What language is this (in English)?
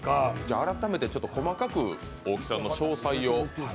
Japanese